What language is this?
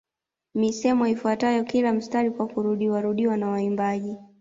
Swahili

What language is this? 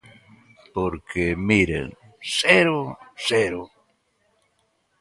Galician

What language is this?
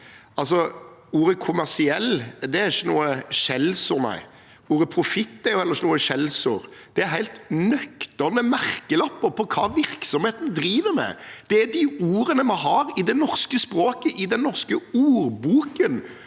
Norwegian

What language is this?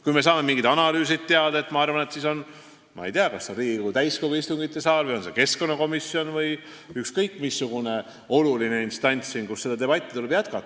Estonian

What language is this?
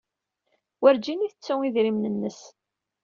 Kabyle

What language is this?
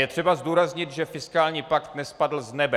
Czech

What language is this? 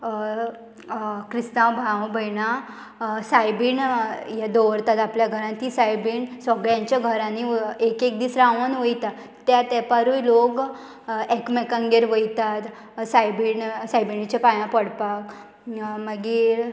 Konkani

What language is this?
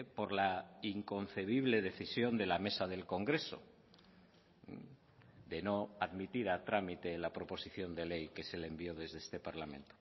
Spanish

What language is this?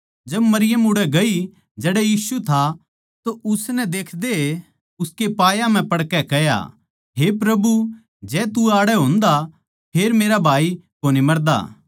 Haryanvi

